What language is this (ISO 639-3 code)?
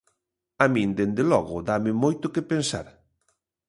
glg